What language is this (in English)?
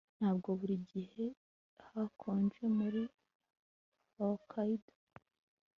Kinyarwanda